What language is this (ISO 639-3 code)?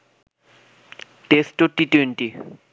ben